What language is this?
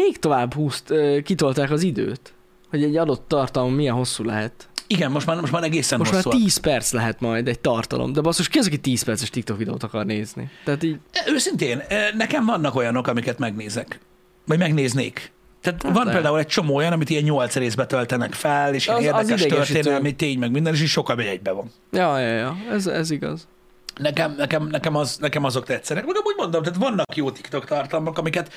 Hungarian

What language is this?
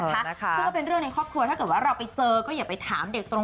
Thai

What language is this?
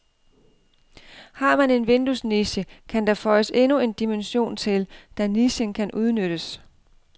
Danish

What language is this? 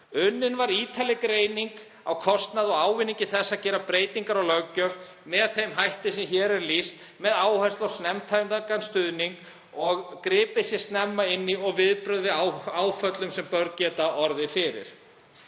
Icelandic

